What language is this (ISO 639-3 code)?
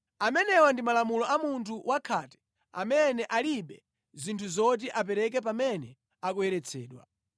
nya